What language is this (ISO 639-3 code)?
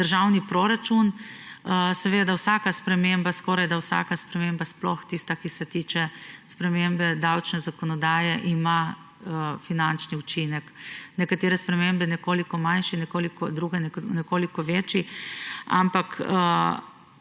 slv